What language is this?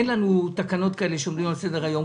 Hebrew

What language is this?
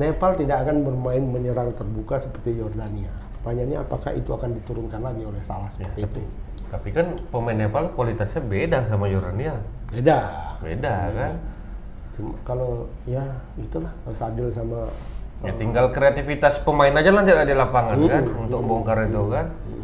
Indonesian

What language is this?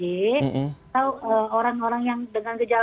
Indonesian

